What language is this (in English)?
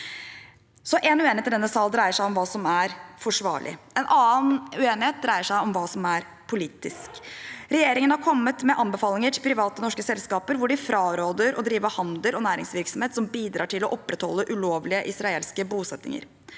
Norwegian